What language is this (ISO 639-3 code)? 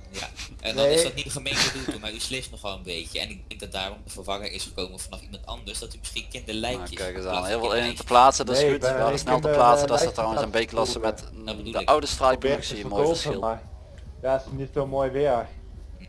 nld